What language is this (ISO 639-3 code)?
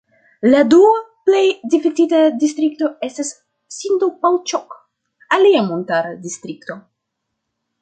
epo